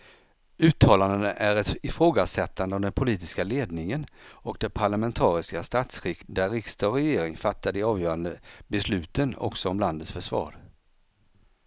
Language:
Swedish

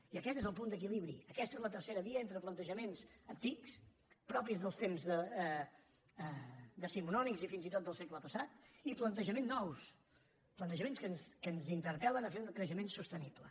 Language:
Catalan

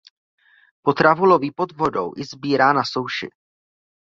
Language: Czech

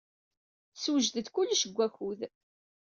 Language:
Kabyle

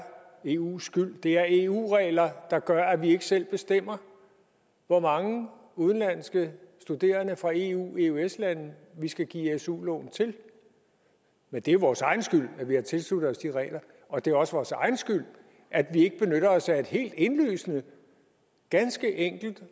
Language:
Danish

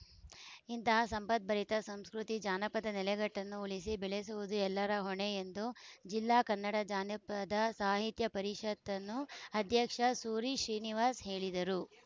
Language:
Kannada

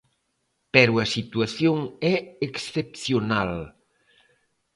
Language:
Galician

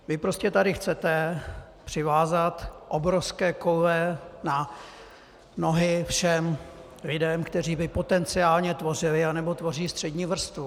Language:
Czech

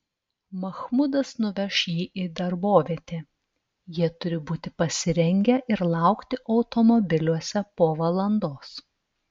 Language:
Lithuanian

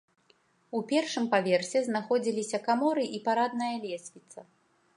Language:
Belarusian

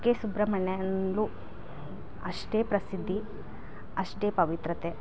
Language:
Kannada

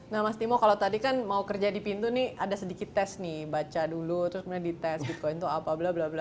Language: Indonesian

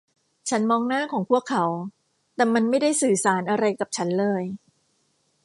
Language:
Thai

